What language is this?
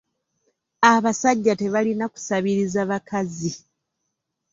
Ganda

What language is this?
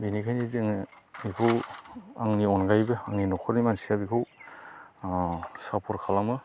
Bodo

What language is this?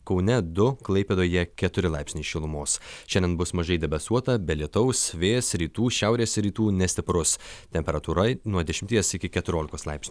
Lithuanian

